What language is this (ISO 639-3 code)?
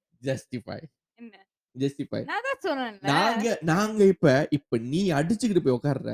tam